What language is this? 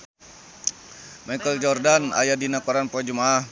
Sundanese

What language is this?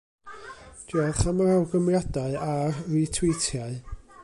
Welsh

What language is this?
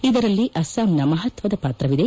Kannada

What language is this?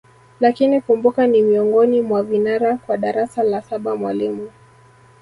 Swahili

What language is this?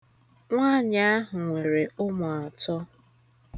Igbo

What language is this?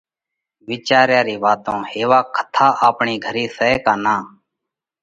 Parkari Koli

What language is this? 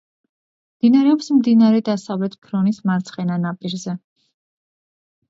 Georgian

